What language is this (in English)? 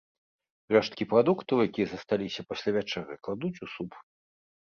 Belarusian